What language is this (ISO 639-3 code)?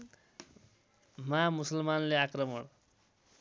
nep